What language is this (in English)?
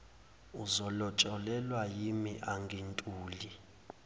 Zulu